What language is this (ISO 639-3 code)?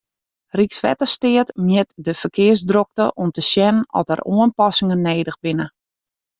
fry